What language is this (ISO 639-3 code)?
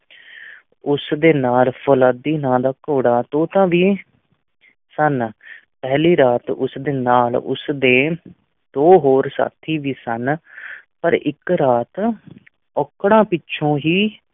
pan